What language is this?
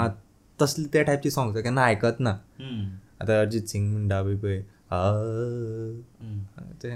Hindi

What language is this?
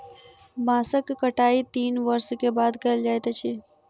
Maithili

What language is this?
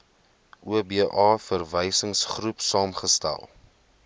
Afrikaans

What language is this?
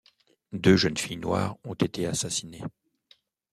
French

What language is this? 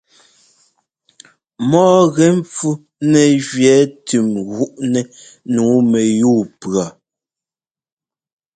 Ngomba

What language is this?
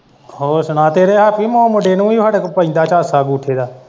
Punjabi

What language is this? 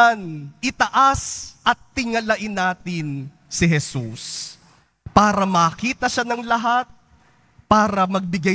Filipino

